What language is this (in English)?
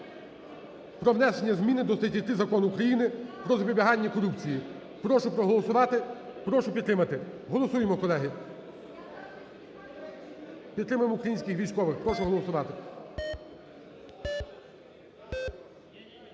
Ukrainian